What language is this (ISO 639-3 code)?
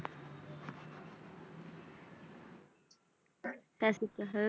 pan